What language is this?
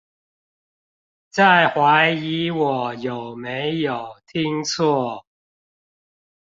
Chinese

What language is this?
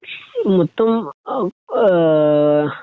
Malayalam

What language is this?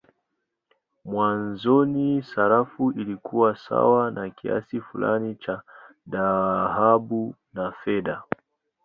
Swahili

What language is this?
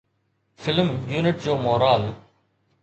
Sindhi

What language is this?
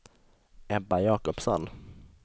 Swedish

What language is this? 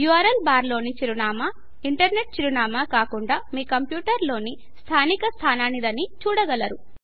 Telugu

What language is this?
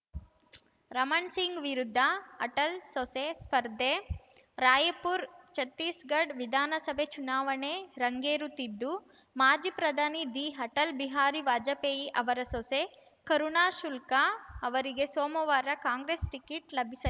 Kannada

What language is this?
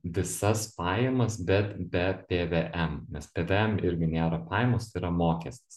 Lithuanian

